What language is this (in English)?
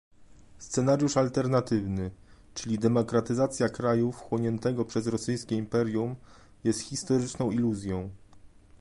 Polish